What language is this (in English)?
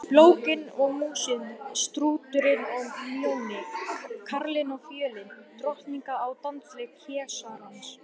Icelandic